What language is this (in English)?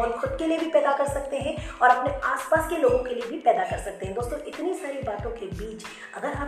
Hindi